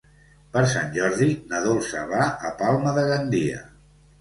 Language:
Catalan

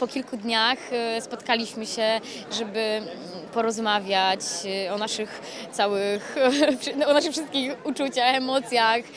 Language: Polish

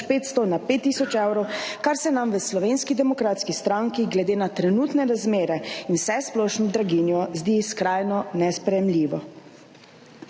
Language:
Slovenian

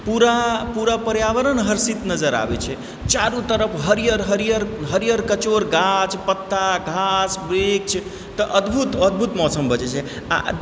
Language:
Maithili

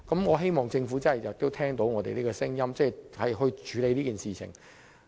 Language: Cantonese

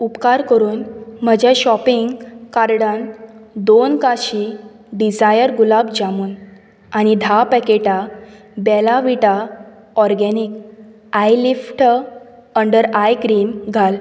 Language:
Konkani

